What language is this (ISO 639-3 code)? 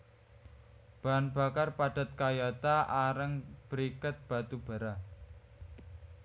jav